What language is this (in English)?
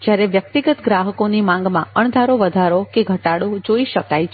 Gujarati